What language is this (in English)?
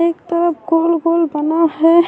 Urdu